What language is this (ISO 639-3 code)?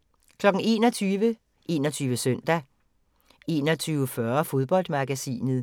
dan